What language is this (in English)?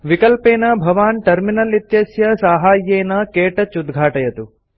Sanskrit